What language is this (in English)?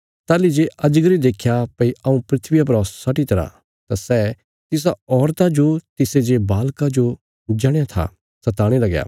Bilaspuri